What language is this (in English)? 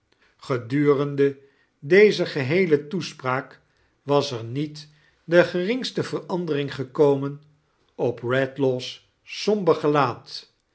Dutch